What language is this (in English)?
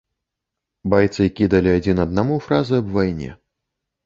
Belarusian